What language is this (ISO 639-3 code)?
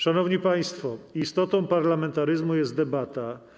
pol